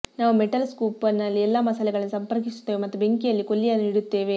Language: Kannada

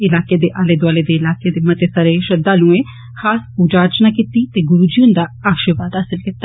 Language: Dogri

